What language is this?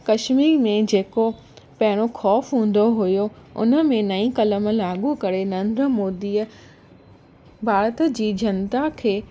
Sindhi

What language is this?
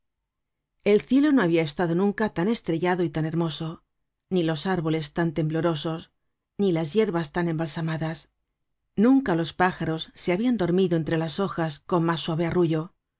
Spanish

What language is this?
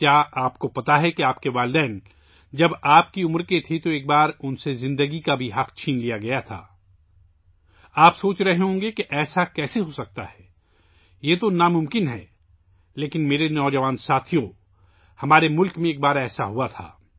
Urdu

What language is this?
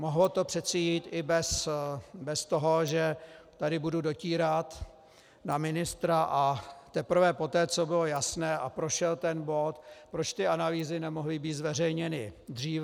Czech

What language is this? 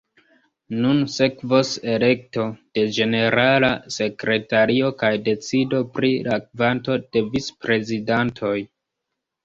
Esperanto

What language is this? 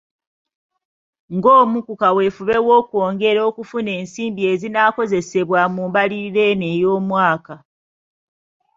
Ganda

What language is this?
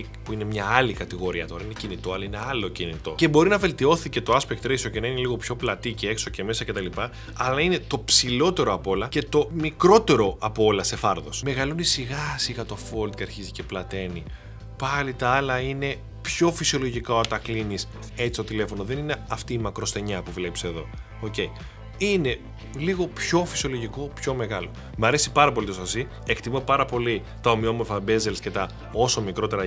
Greek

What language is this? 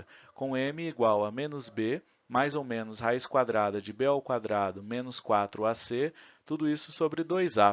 Portuguese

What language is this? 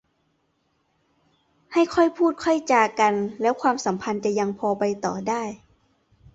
Thai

